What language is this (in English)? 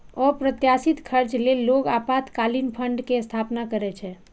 Maithili